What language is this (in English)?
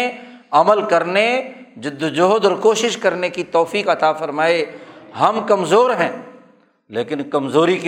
Urdu